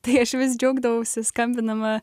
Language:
Lithuanian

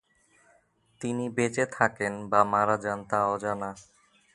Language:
Bangla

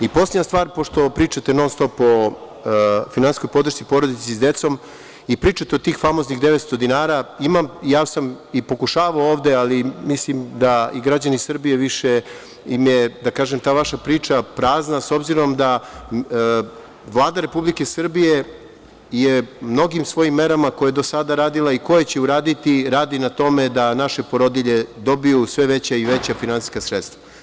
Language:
Serbian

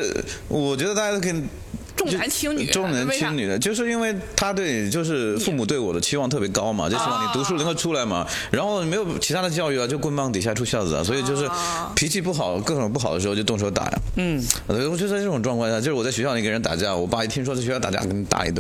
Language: Chinese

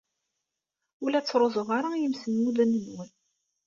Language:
Kabyle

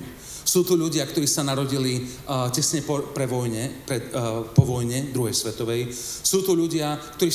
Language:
Slovak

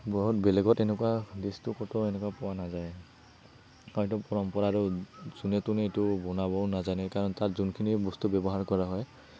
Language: Assamese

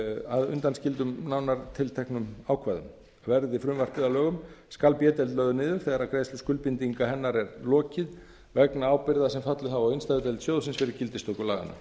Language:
Icelandic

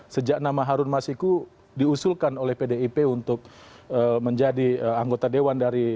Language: Indonesian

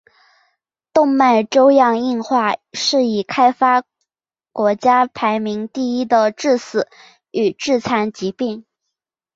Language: Chinese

